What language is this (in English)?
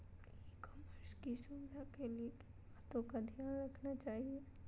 Magahi